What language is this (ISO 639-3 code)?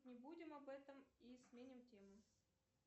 rus